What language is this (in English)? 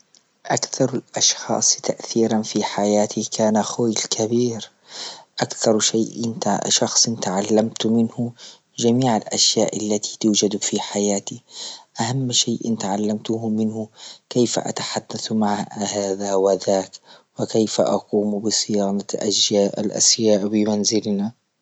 Libyan Arabic